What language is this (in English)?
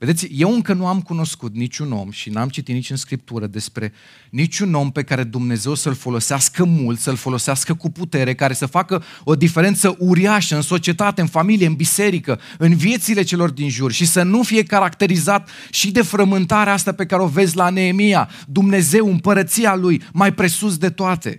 Romanian